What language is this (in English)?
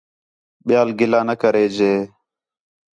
Khetrani